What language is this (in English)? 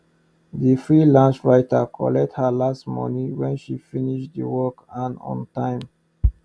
Nigerian Pidgin